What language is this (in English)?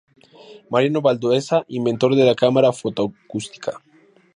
Spanish